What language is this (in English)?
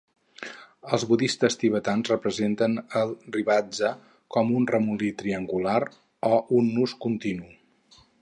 Catalan